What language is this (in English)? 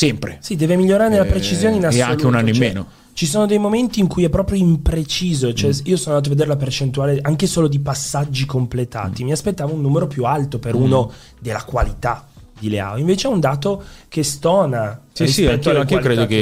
Italian